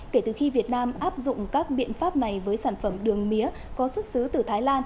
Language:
Vietnamese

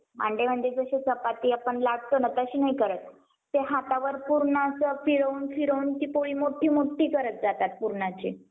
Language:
Marathi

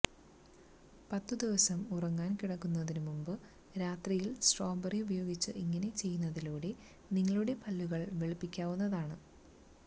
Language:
Malayalam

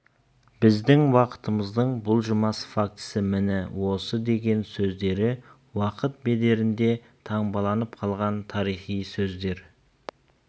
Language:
Kazakh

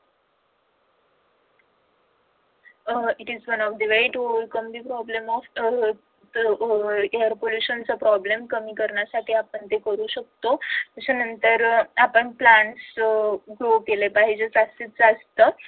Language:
Marathi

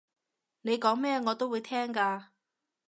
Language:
Cantonese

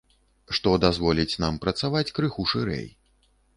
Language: Belarusian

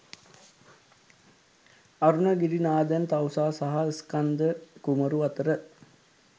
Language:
Sinhala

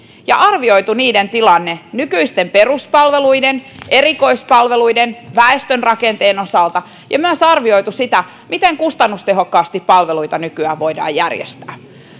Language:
Finnish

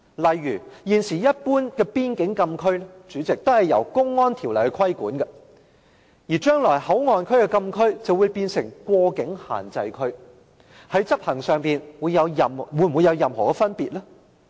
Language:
Cantonese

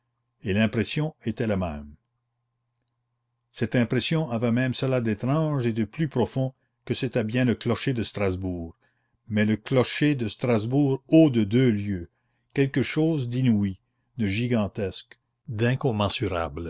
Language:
French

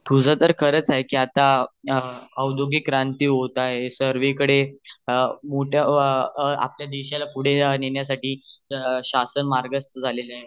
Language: Marathi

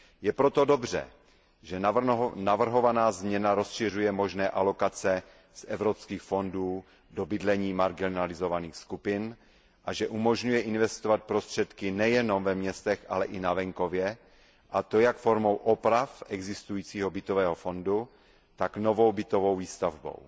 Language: Czech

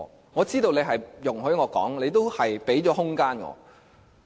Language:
Cantonese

